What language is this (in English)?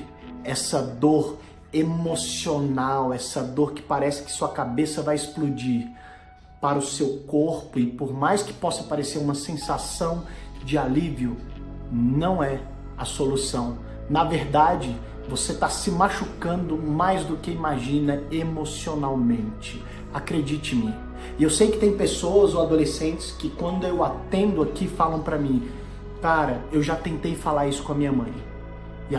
Portuguese